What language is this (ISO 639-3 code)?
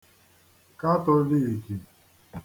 ibo